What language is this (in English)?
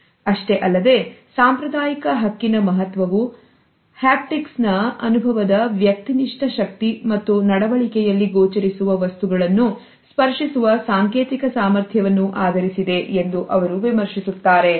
Kannada